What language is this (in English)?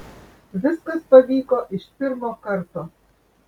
Lithuanian